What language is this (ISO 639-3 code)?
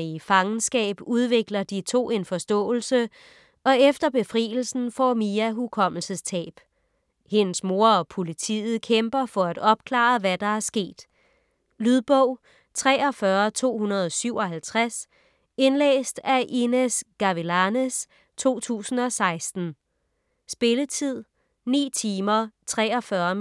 dan